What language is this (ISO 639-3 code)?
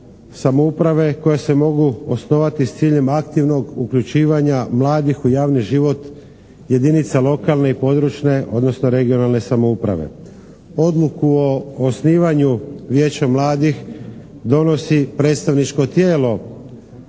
hrv